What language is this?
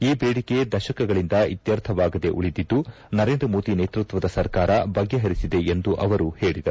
Kannada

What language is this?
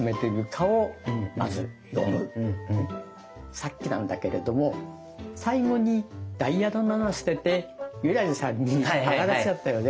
Japanese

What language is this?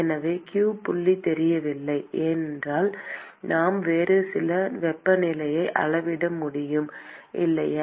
Tamil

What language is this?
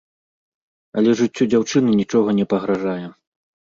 Belarusian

